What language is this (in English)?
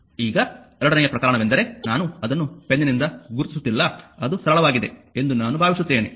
Kannada